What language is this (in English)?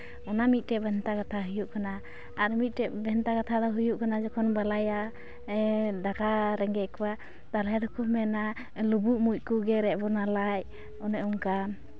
Santali